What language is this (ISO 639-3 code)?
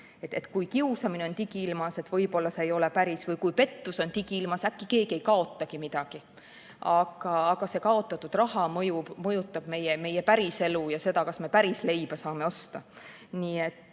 est